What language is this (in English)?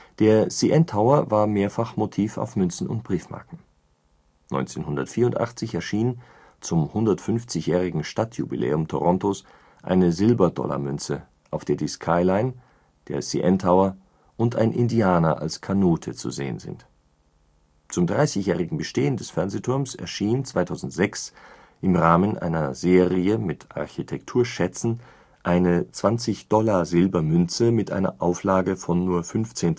German